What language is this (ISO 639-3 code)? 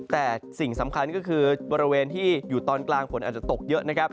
tha